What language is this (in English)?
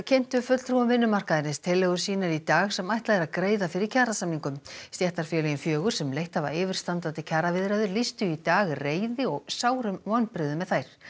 Icelandic